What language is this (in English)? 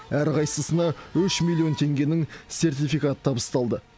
Kazakh